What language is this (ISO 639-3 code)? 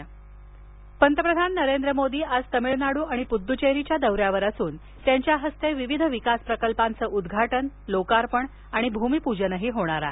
mar